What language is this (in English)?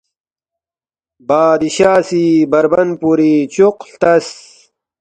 Balti